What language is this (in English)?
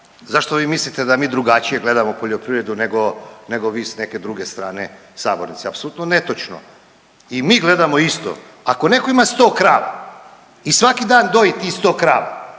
Croatian